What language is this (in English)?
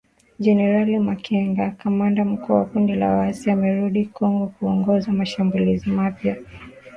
Swahili